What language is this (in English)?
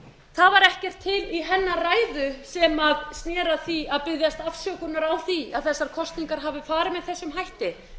Icelandic